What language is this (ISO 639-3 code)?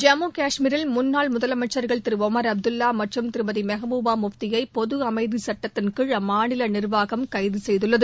tam